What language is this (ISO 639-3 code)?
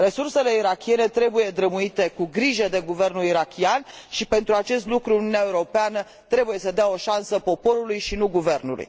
ron